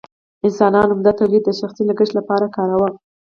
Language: Pashto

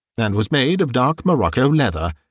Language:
English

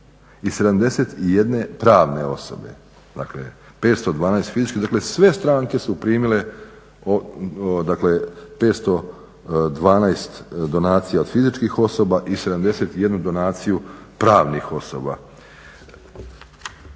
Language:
Croatian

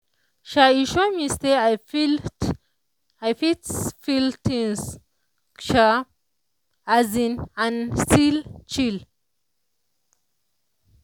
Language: Nigerian Pidgin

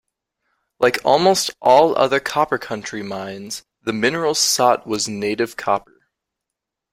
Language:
English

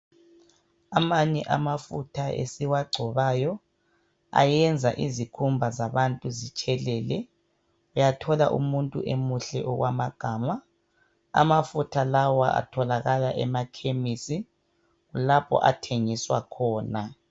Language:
North Ndebele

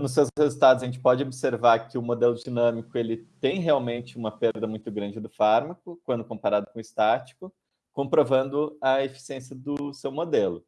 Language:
Portuguese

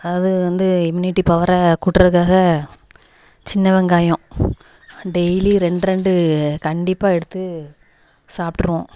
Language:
Tamil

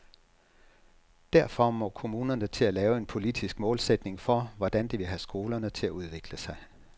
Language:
Danish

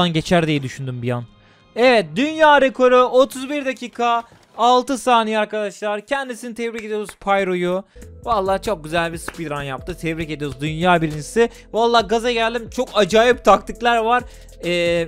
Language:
Turkish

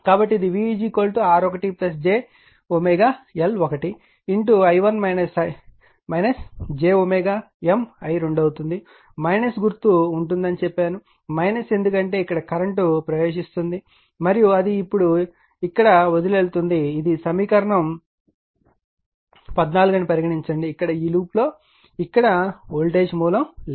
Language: Telugu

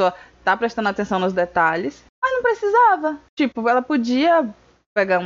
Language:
Portuguese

